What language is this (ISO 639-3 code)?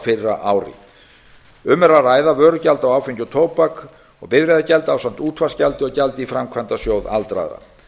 isl